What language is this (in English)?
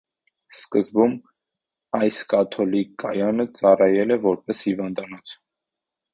Armenian